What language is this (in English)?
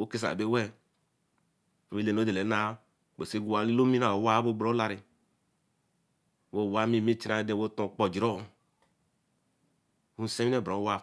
Eleme